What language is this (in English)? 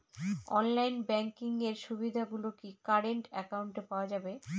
Bangla